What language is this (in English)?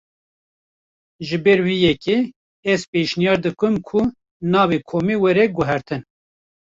Kurdish